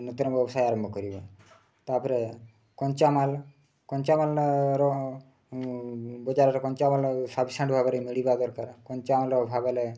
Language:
Odia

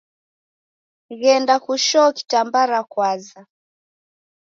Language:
Taita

